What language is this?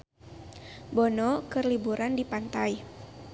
Sundanese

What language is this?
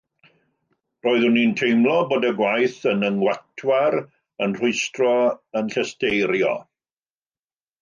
Welsh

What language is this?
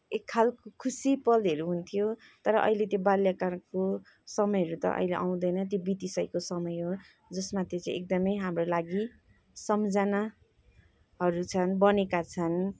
Nepali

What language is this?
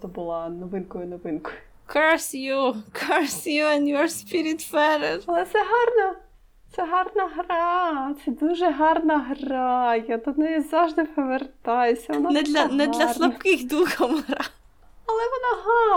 Ukrainian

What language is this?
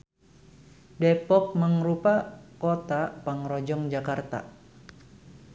Sundanese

